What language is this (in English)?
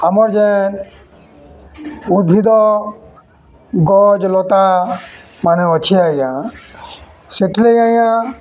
Odia